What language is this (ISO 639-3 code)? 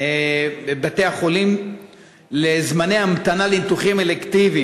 heb